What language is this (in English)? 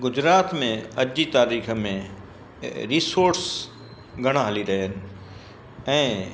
Sindhi